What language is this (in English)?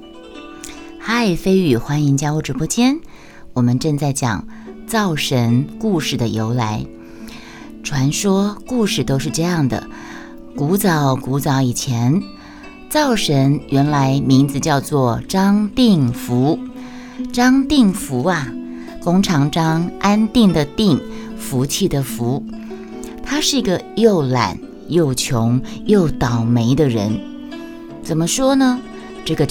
Chinese